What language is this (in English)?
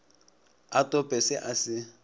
Northern Sotho